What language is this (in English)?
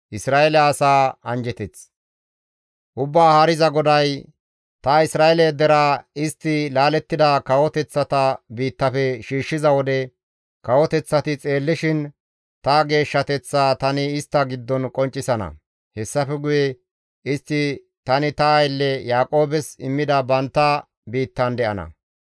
Gamo